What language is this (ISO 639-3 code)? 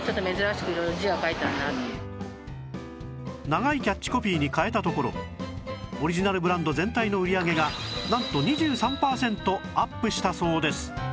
jpn